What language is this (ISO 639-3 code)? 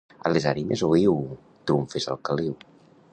cat